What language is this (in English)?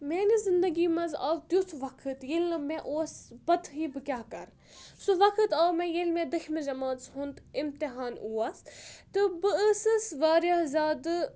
Kashmiri